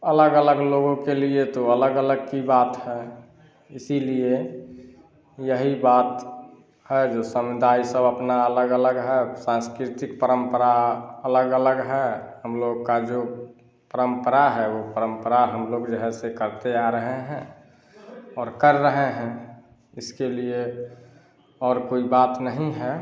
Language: Hindi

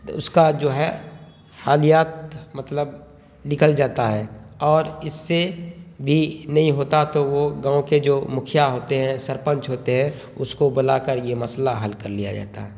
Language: Urdu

